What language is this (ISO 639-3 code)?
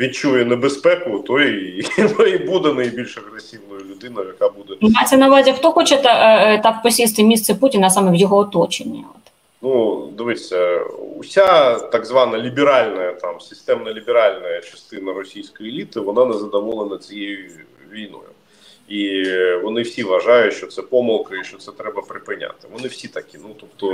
ukr